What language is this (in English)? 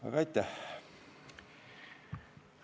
Estonian